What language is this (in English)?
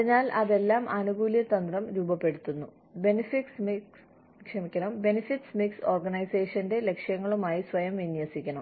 Malayalam